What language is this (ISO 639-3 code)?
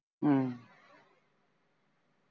pan